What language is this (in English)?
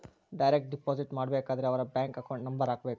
Kannada